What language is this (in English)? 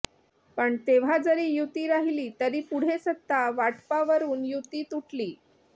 Marathi